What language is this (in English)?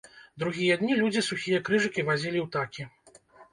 Belarusian